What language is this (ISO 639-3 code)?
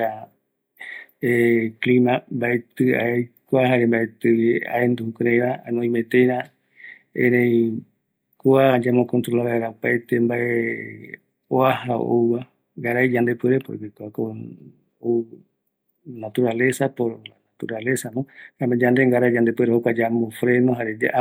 gui